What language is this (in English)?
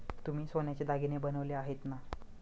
Marathi